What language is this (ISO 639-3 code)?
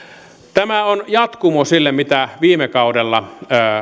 fin